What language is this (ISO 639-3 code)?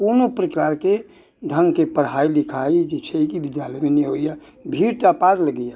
mai